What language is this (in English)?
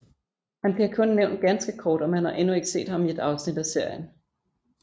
Danish